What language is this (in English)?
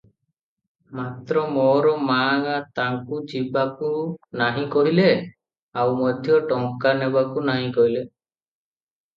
Odia